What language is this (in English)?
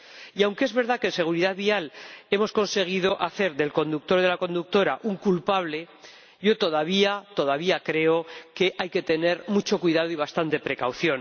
Spanish